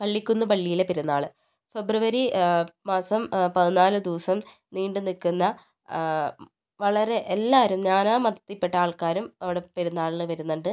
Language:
Malayalam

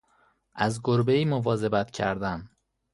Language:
Persian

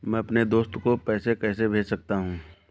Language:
Hindi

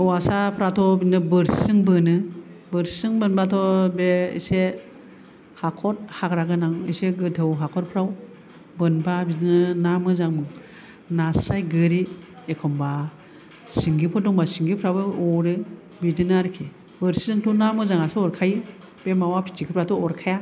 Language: Bodo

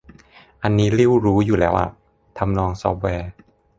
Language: Thai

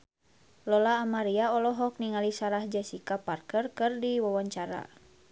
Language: Sundanese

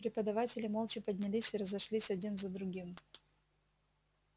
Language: Russian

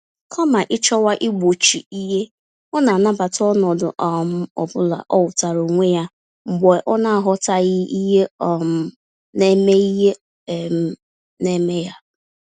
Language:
Igbo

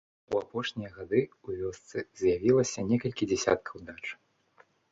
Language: Belarusian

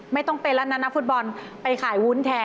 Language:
Thai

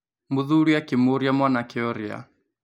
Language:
Kikuyu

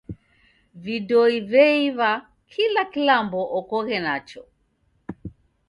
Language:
Taita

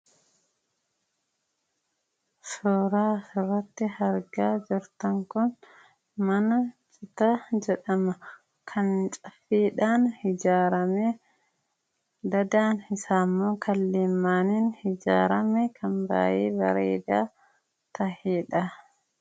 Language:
Oromo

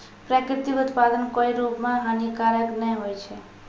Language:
Maithili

